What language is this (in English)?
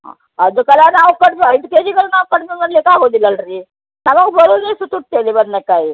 Kannada